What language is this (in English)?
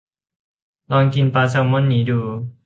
Thai